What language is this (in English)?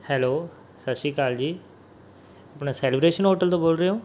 Punjabi